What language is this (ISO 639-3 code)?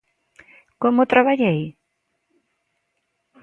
glg